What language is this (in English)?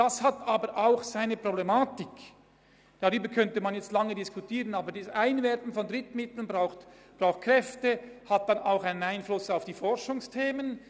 Swiss German